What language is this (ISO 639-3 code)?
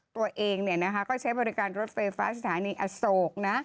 tha